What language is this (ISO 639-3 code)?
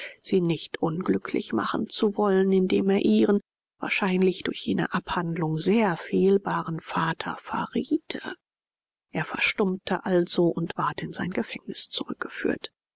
deu